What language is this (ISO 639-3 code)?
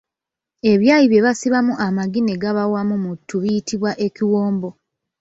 lug